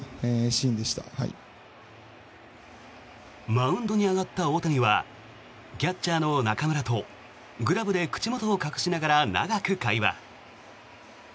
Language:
Japanese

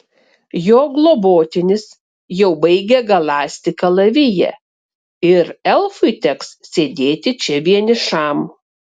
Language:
Lithuanian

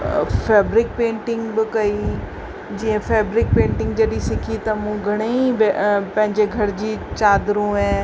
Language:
Sindhi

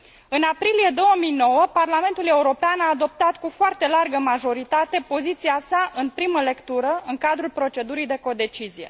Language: Romanian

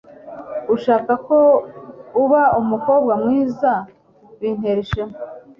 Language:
Kinyarwanda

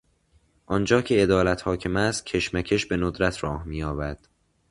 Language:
Persian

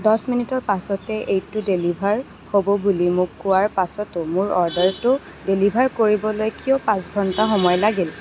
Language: Assamese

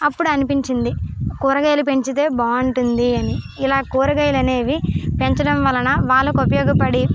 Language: Telugu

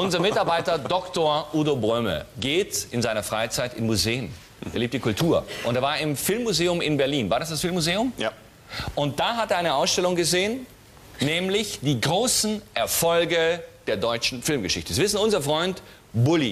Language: German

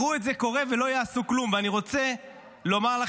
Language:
Hebrew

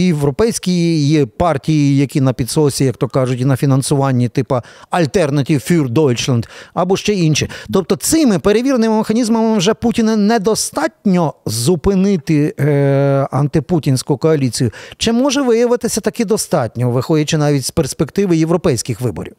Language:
Ukrainian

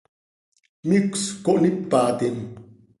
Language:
Seri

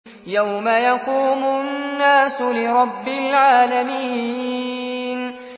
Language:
Arabic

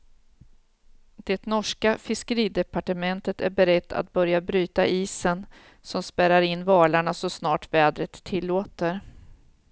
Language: Swedish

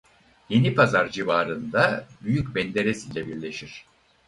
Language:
Turkish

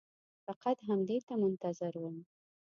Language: Pashto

